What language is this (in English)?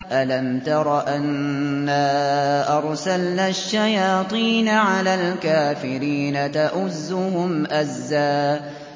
Arabic